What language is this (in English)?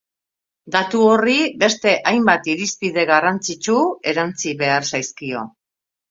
Basque